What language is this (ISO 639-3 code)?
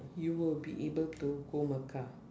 eng